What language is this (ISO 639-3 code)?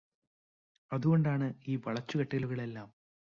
mal